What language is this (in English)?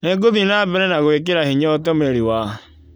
Kikuyu